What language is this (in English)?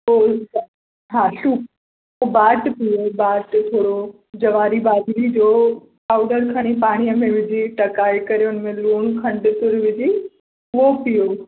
Sindhi